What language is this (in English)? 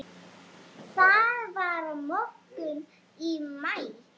Icelandic